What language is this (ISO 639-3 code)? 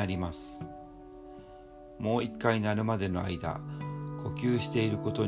jpn